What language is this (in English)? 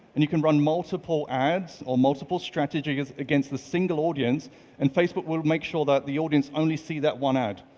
English